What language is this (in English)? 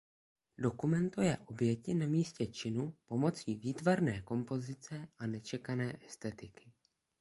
Czech